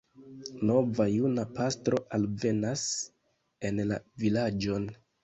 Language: Esperanto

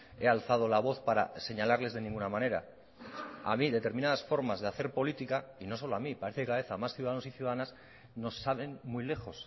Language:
Spanish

